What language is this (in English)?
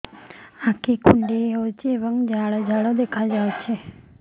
Odia